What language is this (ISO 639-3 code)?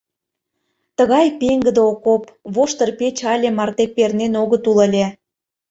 chm